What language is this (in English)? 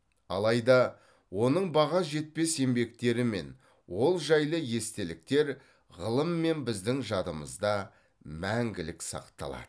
Kazakh